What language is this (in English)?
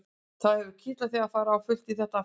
Icelandic